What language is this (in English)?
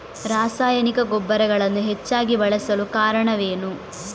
Kannada